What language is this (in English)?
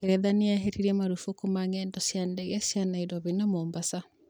Kikuyu